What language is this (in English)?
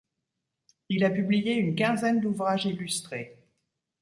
French